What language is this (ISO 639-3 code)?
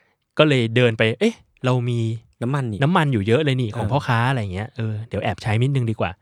tha